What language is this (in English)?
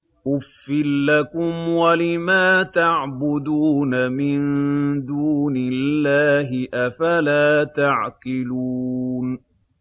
Arabic